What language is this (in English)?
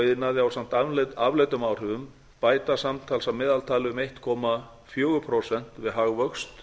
Icelandic